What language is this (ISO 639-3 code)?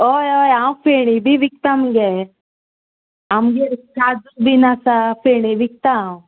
kok